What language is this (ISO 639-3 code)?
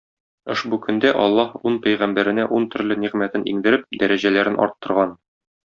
tat